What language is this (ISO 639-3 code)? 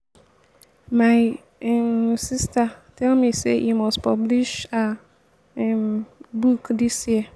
pcm